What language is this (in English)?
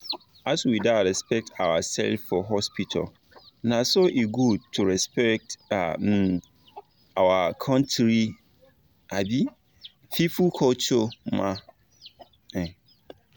Nigerian Pidgin